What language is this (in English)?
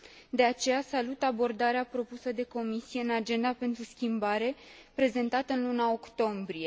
Romanian